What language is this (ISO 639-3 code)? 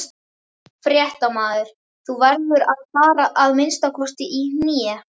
isl